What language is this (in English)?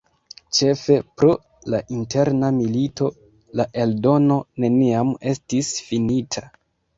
Esperanto